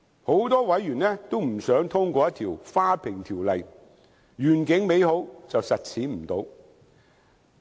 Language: Cantonese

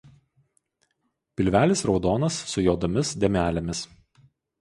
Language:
Lithuanian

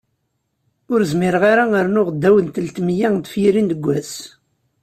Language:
Kabyle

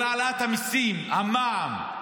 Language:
Hebrew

